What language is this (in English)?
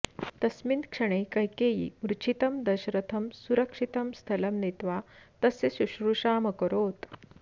Sanskrit